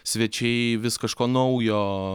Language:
Lithuanian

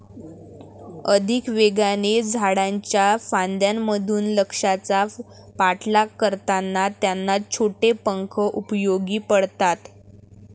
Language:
Marathi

